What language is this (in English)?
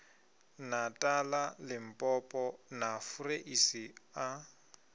Venda